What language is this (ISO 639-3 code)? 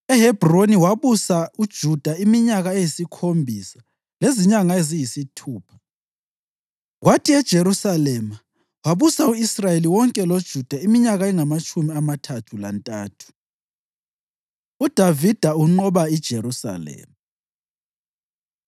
nde